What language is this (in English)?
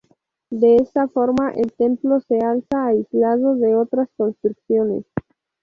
Spanish